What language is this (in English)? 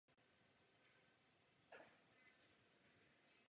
Czech